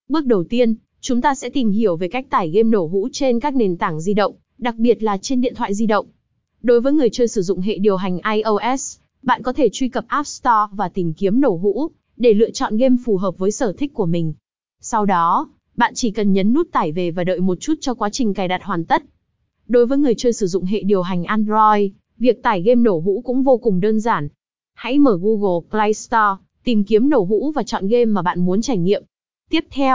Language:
Vietnamese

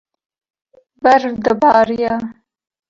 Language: Kurdish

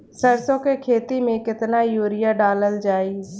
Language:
Bhojpuri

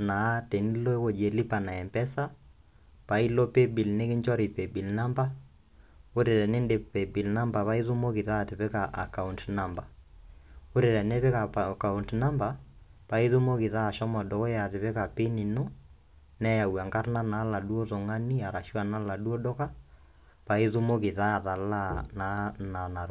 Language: Masai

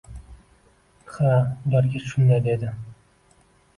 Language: Uzbek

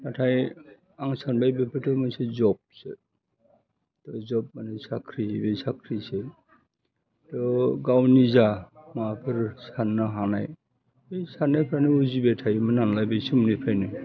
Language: Bodo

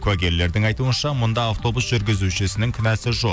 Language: Kazakh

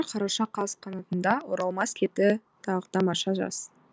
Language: Kazakh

